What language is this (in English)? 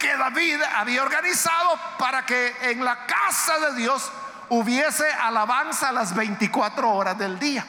Spanish